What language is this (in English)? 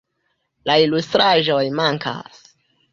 Esperanto